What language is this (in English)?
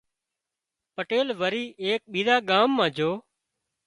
Wadiyara Koli